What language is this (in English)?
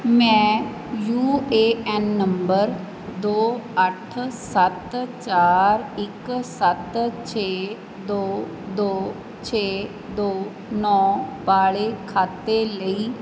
Punjabi